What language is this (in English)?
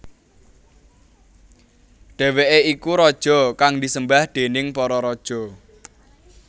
Javanese